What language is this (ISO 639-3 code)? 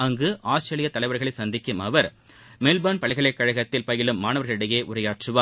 tam